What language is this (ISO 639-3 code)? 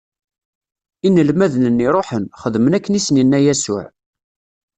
kab